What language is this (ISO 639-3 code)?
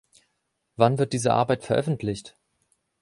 deu